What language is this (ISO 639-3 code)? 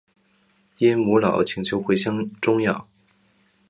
zho